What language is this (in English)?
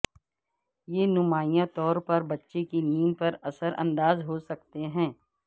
Urdu